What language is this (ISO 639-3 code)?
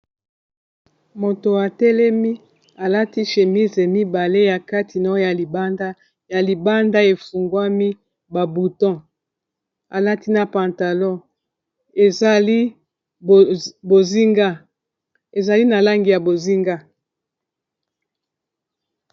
lin